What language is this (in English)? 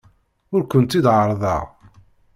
Kabyle